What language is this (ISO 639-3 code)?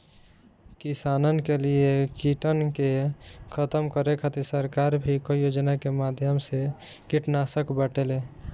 bho